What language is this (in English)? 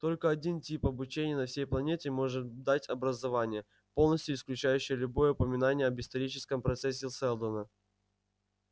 Russian